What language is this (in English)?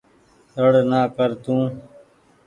Goaria